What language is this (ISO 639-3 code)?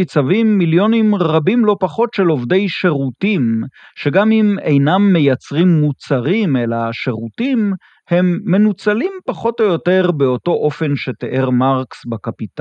heb